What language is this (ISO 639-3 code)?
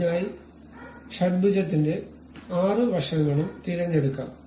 mal